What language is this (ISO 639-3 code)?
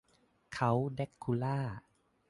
tha